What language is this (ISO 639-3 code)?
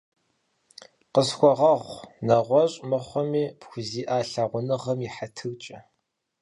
kbd